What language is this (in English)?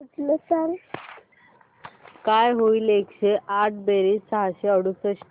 Marathi